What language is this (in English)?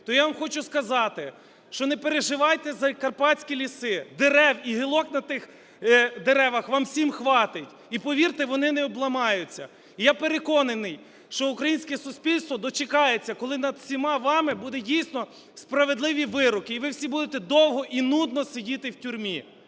Ukrainian